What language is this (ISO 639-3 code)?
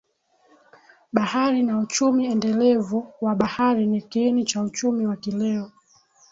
swa